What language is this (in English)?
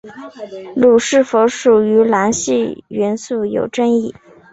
Chinese